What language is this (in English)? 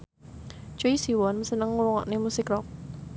Javanese